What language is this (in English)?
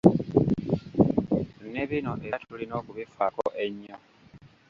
Ganda